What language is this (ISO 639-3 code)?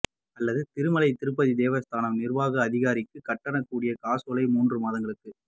tam